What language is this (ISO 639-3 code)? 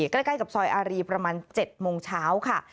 tha